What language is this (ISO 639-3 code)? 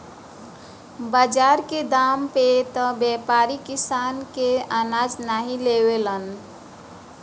bho